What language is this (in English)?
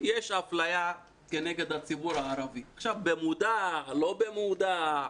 Hebrew